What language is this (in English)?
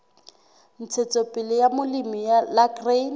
Southern Sotho